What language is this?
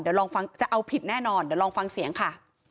Thai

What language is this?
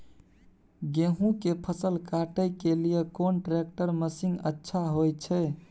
Maithili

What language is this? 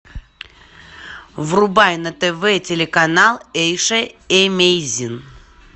Russian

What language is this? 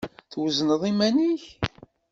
Kabyle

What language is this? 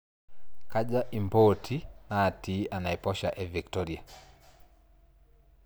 Masai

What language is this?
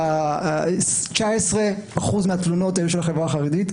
Hebrew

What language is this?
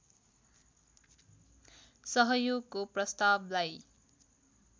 Nepali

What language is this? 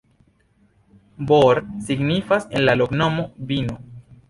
Esperanto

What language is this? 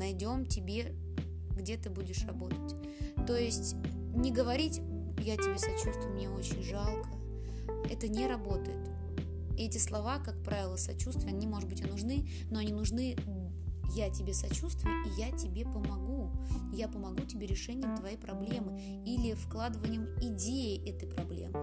Russian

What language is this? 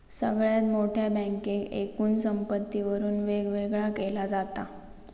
Marathi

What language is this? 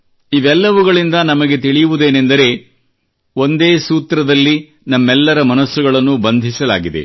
Kannada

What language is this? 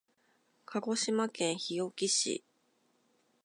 Japanese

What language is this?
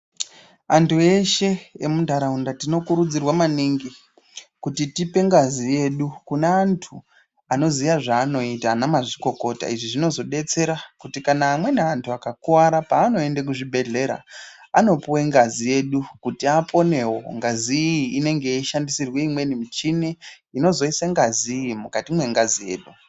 Ndau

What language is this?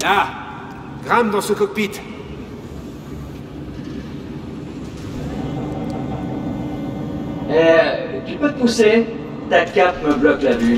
French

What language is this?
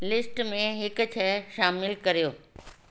Sindhi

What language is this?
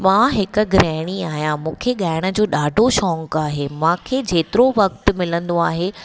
Sindhi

